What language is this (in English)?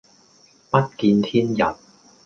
Cantonese